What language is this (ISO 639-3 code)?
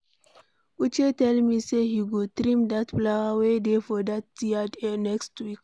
pcm